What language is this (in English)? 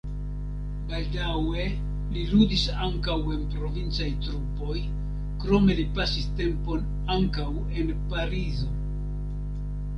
Esperanto